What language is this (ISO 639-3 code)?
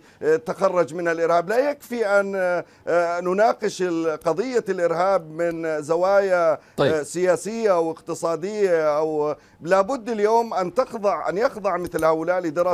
ara